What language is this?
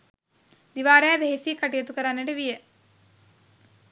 Sinhala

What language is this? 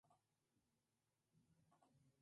Spanish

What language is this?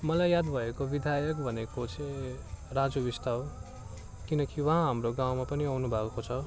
Nepali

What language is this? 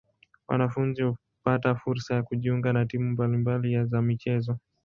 Swahili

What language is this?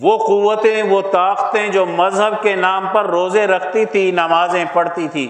Urdu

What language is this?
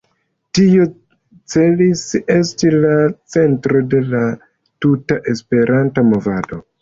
Esperanto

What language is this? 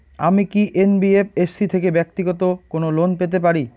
Bangla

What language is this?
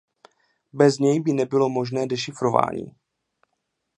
Czech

